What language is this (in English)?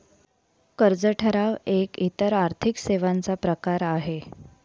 Marathi